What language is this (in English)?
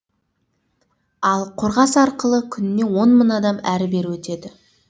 Kazakh